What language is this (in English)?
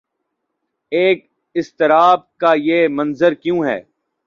Urdu